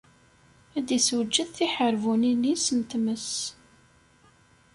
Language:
Kabyle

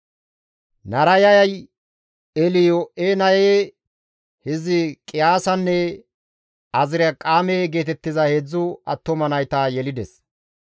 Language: Gamo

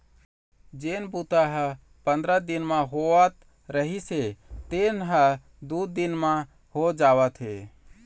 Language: Chhattisgarhi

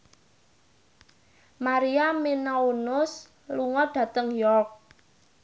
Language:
Javanese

